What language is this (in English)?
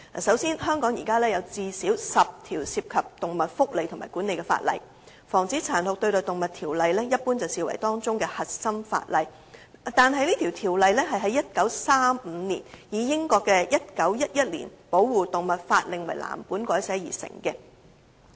Cantonese